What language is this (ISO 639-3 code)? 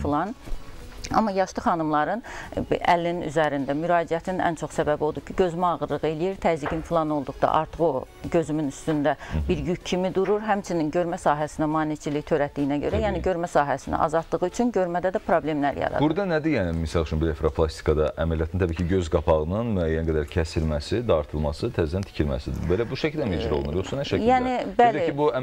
tur